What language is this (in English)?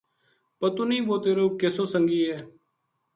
Gujari